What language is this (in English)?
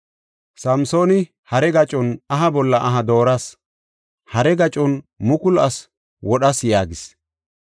Gofa